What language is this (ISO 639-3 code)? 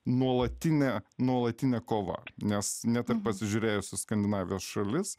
lit